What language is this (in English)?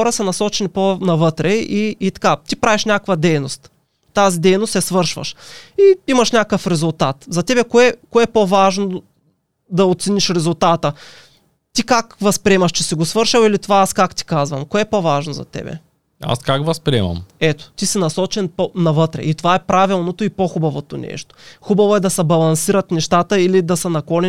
Bulgarian